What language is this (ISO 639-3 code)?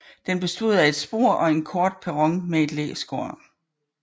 dan